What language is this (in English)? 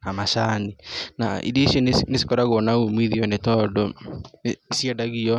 Kikuyu